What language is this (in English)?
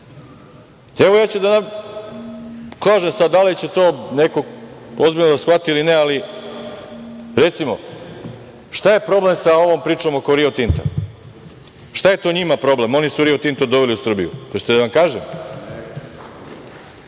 Serbian